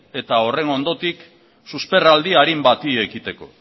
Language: Basque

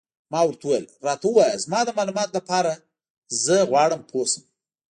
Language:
Pashto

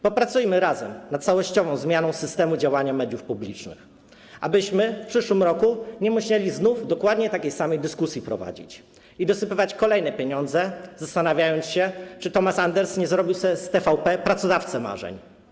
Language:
Polish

